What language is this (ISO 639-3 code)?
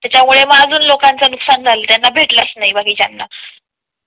mar